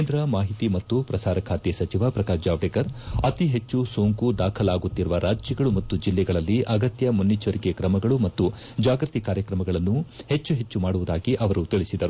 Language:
Kannada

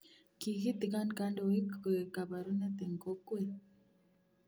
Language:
Kalenjin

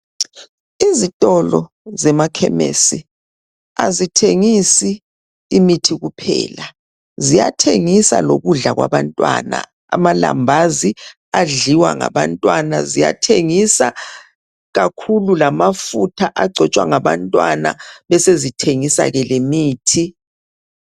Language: North Ndebele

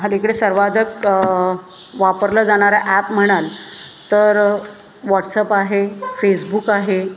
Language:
Marathi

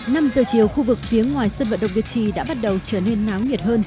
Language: Vietnamese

